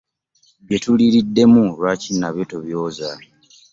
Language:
Ganda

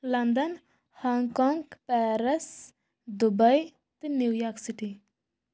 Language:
Kashmiri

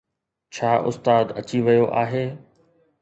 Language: Sindhi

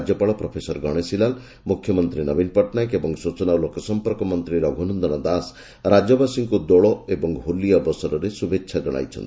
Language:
Odia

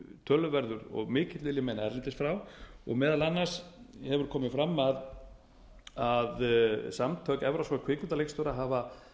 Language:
Icelandic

